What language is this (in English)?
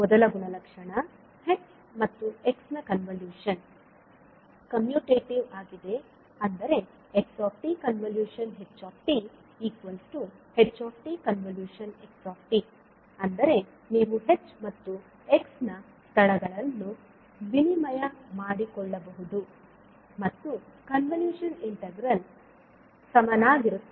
Kannada